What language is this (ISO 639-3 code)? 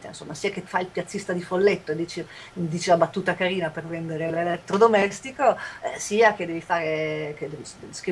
ita